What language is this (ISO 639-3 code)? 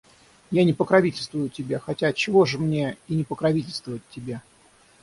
rus